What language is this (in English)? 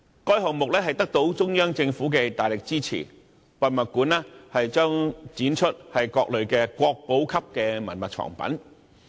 Cantonese